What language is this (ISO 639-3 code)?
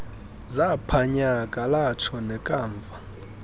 xho